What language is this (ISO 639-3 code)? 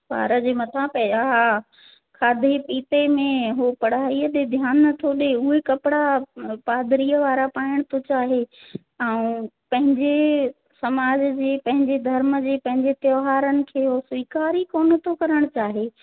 snd